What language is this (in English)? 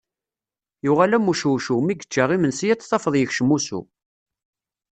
Kabyle